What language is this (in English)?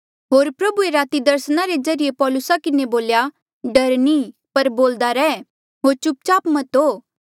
Mandeali